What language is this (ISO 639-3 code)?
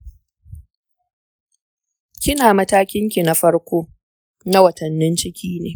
hau